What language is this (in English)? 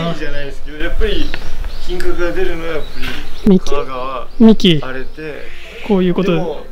Japanese